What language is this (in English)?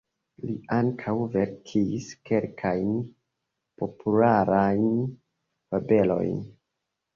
Esperanto